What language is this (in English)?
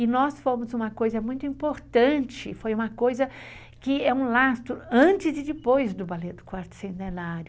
Portuguese